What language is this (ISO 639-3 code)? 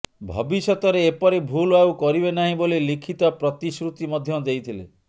ori